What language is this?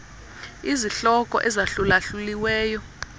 Xhosa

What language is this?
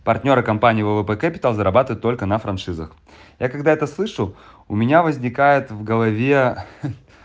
Russian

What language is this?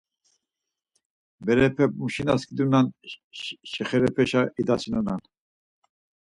Laz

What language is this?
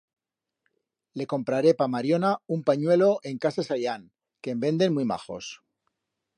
Aragonese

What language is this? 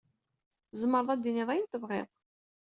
Kabyle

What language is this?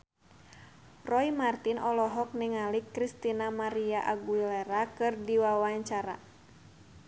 Sundanese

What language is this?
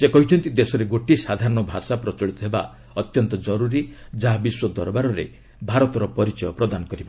Odia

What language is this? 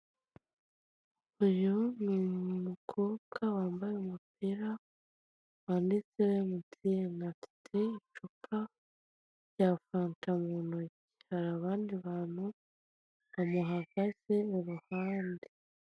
Kinyarwanda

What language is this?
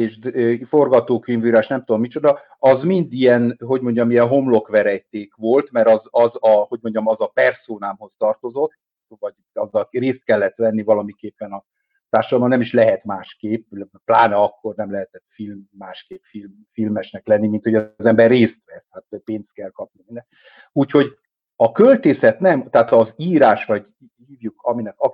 Hungarian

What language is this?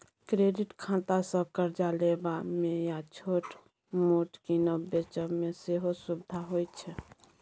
Maithili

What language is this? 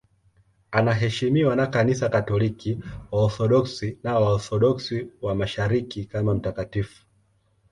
Swahili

